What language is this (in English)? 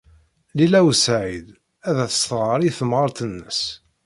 Kabyle